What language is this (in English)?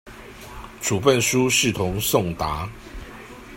Chinese